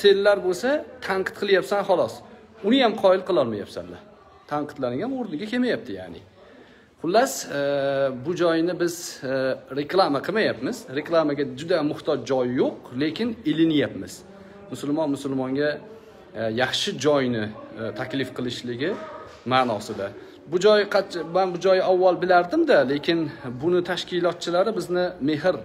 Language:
Turkish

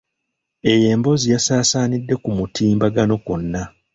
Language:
Ganda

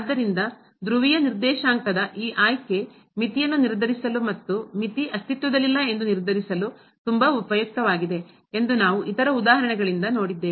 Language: Kannada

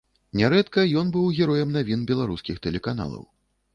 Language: Belarusian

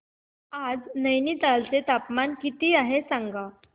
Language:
Marathi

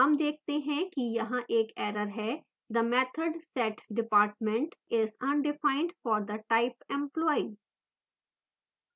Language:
Hindi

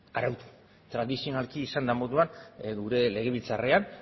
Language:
Basque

